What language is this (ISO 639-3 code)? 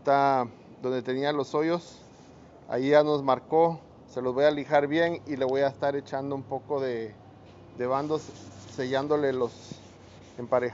spa